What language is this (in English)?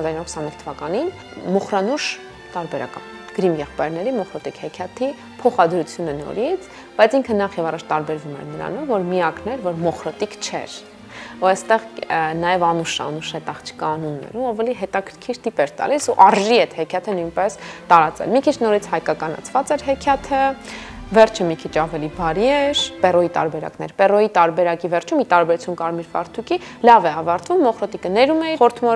Romanian